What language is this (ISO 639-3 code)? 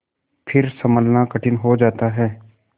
hin